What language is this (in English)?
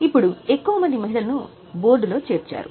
Telugu